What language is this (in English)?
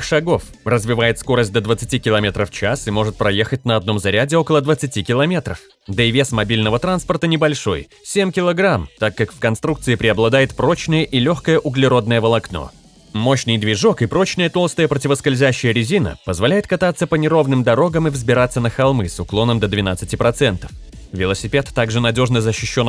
Russian